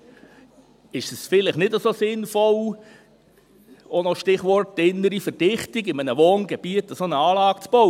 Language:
Swiss German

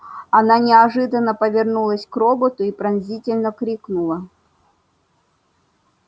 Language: Russian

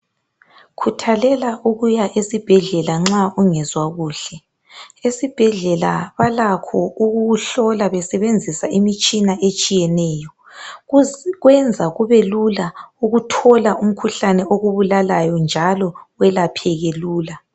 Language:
North Ndebele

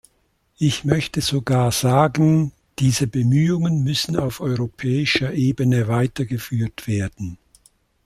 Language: German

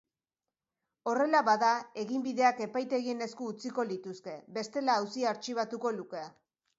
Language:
Basque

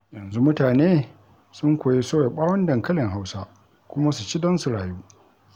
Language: Hausa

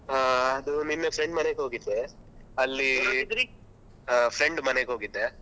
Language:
Kannada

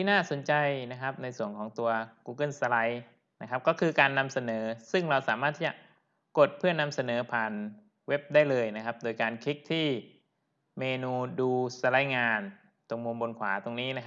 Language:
Thai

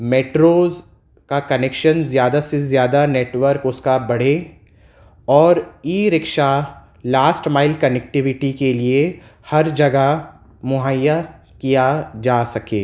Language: Urdu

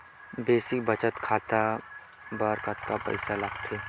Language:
Chhattisgarhi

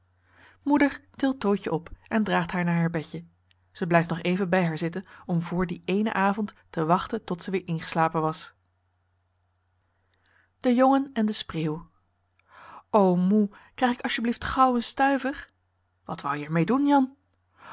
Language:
Dutch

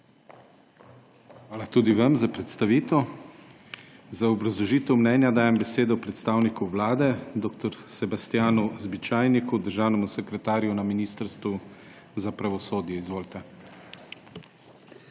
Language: Slovenian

